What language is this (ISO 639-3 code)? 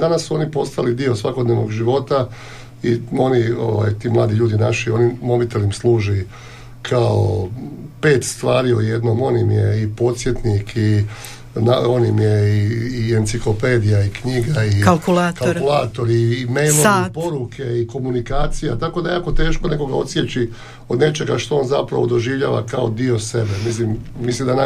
hrv